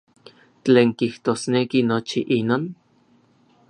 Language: Orizaba Nahuatl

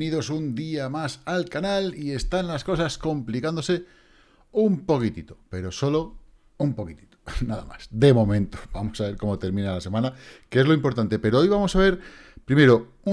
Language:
Spanish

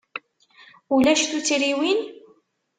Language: Kabyle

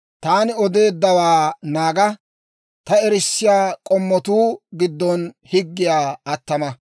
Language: Dawro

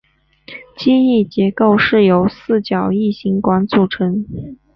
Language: Chinese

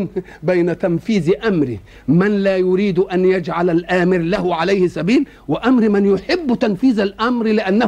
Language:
Arabic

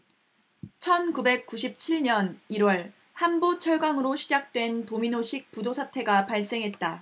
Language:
Korean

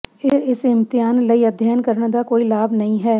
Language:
Punjabi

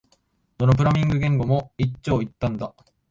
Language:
Japanese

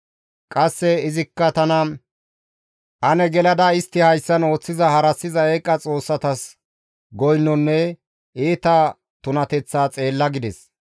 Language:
Gamo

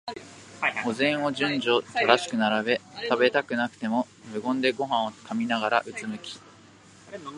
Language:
Japanese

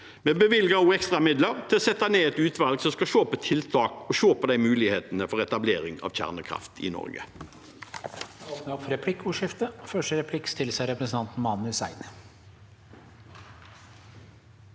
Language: Norwegian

